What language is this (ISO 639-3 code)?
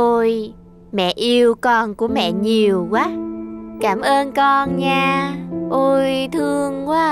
vie